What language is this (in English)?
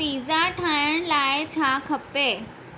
Sindhi